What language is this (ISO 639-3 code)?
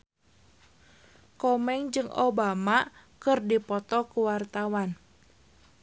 sun